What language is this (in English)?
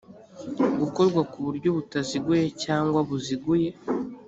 Kinyarwanda